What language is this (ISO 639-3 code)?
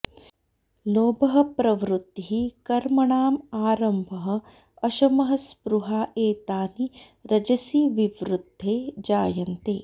san